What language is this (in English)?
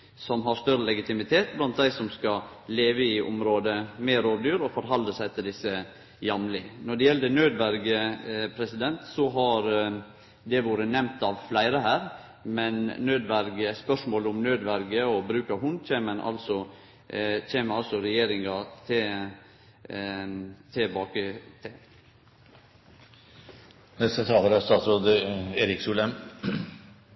Norwegian